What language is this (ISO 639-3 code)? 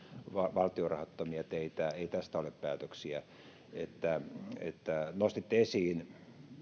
fin